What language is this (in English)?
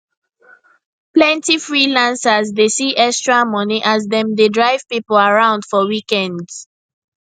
Nigerian Pidgin